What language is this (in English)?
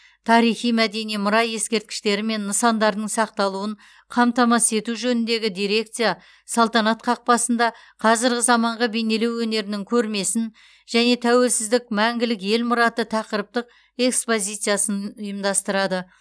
Kazakh